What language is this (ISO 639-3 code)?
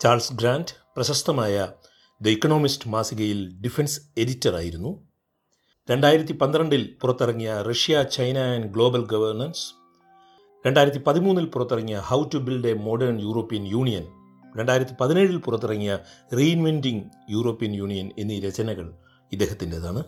mal